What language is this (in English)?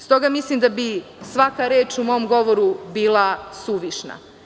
Serbian